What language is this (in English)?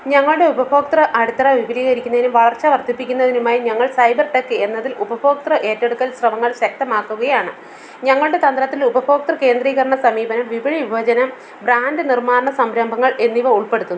Malayalam